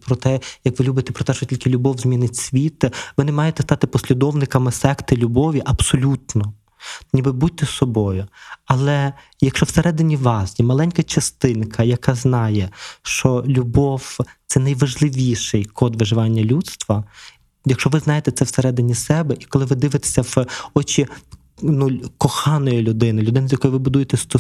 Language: Ukrainian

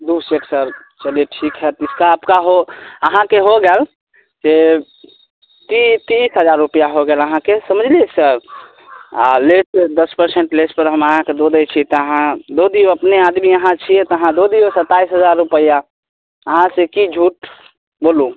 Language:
Maithili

